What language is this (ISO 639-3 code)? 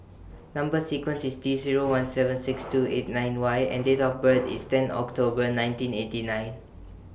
eng